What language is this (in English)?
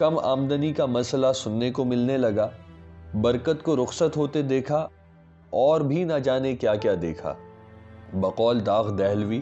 Urdu